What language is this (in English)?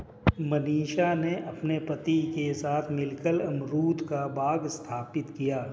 Hindi